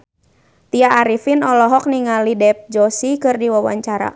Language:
Sundanese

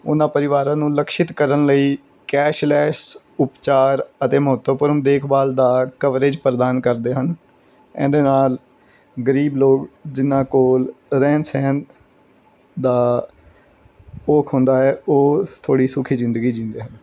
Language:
Punjabi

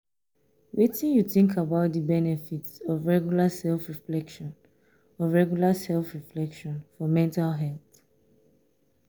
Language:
Nigerian Pidgin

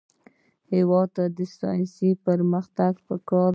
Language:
Pashto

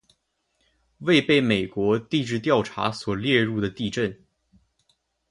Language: Chinese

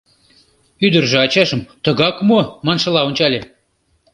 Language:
Mari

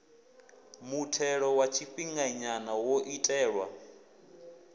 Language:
Venda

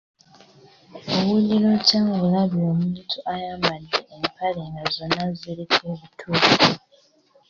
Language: Ganda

